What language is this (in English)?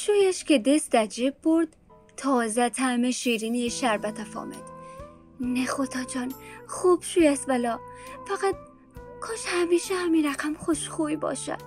Persian